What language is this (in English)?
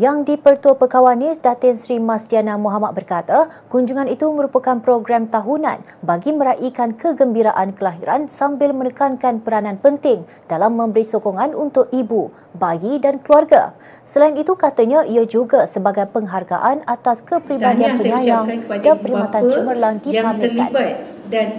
Malay